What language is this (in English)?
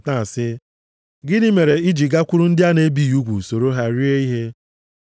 Igbo